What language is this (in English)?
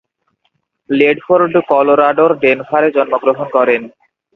Bangla